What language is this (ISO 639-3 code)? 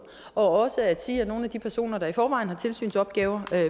dan